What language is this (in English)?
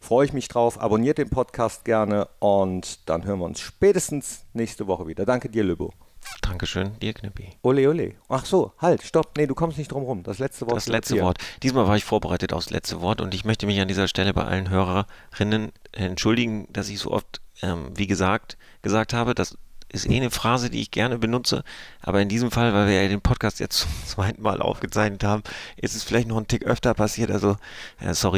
German